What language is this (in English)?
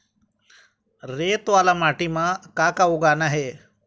Chhattisgarhi